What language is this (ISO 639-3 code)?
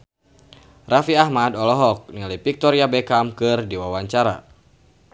sun